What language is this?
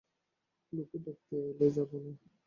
Bangla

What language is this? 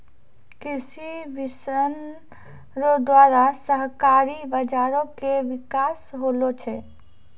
Maithili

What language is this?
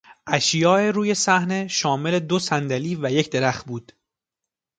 Persian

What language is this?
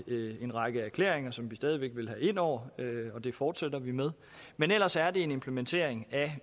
Danish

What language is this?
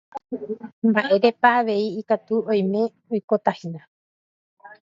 Guarani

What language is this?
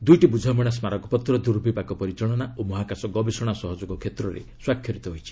Odia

